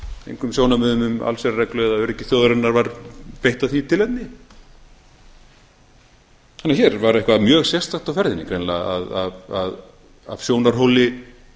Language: Icelandic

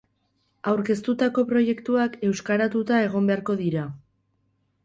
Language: Basque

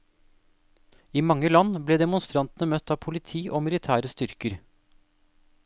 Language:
Norwegian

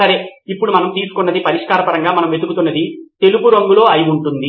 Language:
Telugu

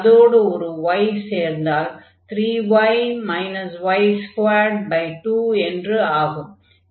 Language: Tamil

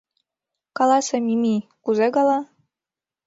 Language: Mari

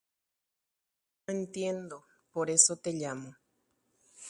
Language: Guarani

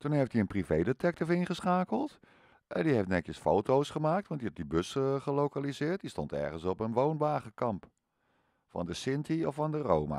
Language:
Dutch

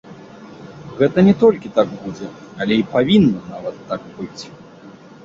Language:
Belarusian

